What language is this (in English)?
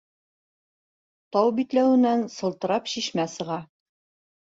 Bashkir